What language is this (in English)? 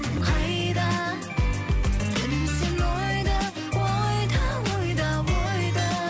Kazakh